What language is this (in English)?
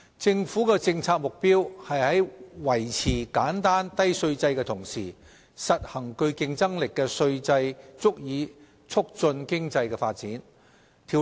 Cantonese